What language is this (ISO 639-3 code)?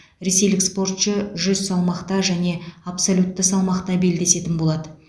kaz